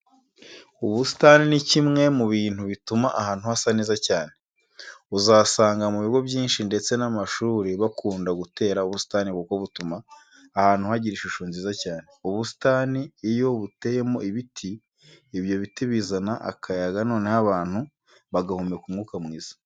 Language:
Kinyarwanda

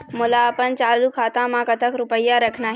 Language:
Chhattisgarhi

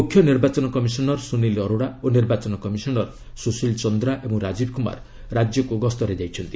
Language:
Odia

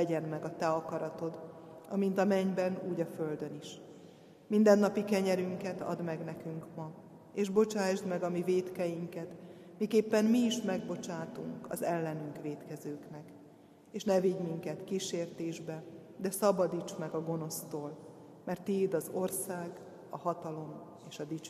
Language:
Hungarian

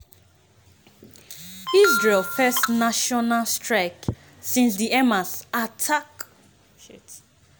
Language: Nigerian Pidgin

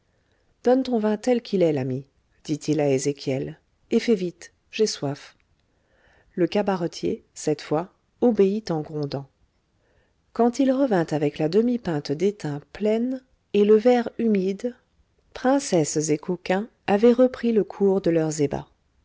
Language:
French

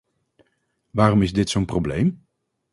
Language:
Dutch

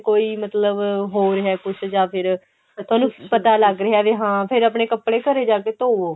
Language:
Punjabi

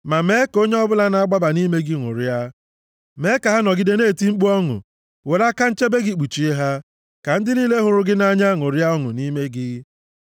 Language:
Igbo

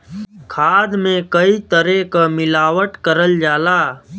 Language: Bhojpuri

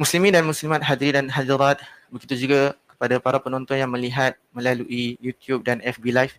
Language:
Malay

